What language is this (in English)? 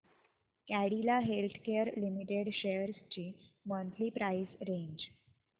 Marathi